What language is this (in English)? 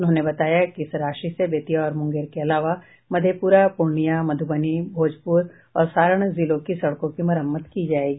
Hindi